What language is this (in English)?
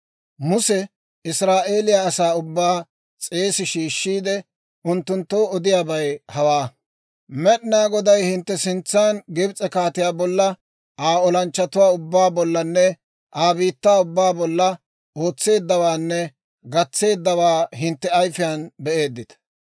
Dawro